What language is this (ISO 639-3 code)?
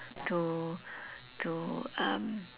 eng